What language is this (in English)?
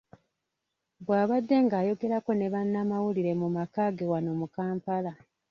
Ganda